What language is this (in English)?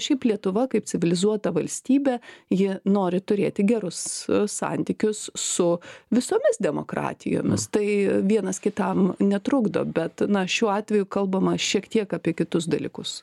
Lithuanian